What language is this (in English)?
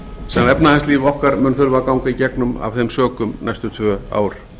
Icelandic